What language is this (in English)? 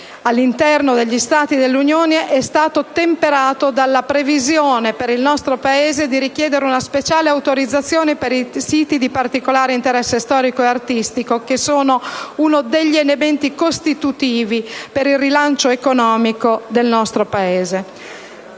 Italian